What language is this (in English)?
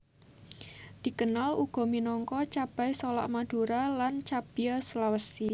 Javanese